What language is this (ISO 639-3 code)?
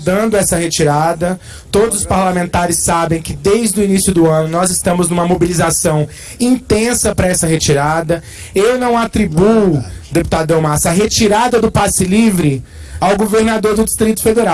por